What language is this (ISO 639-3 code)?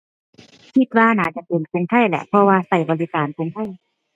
tha